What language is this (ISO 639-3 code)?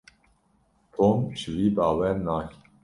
kur